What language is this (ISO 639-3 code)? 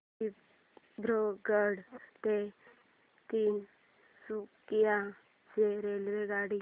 mar